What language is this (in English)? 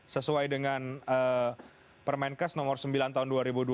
Indonesian